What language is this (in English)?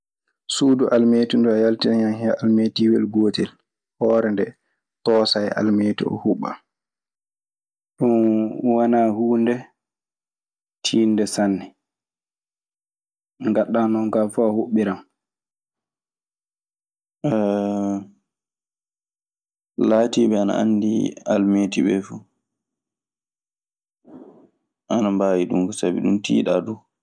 Maasina Fulfulde